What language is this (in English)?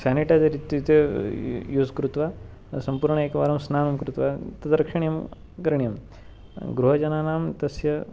Sanskrit